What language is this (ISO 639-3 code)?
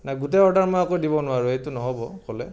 asm